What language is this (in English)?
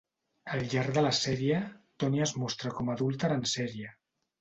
Catalan